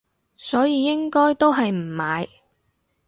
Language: Cantonese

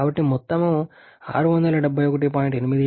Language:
Telugu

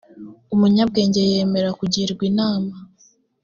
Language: Kinyarwanda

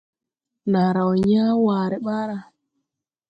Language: Tupuri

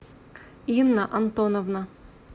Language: Russian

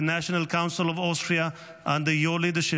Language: Hebrew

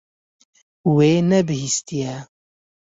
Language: Kurdish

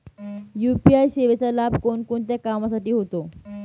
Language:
Marathi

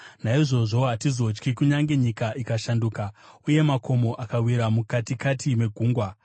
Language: Shona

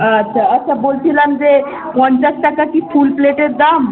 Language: Bangla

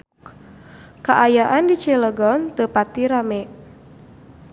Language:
Sundanese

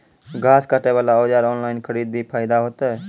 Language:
Maithili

